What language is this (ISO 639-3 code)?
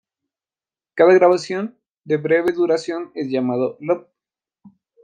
spa